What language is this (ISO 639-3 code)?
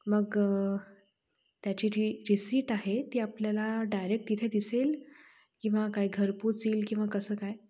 mar